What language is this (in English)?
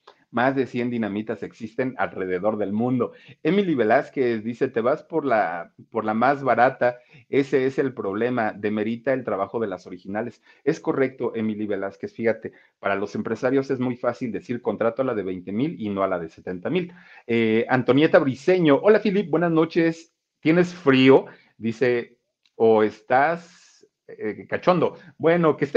Spanish